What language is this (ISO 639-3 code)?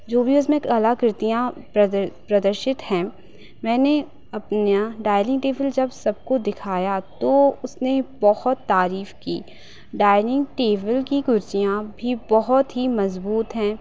hin